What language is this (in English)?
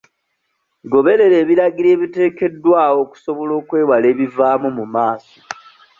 Ganda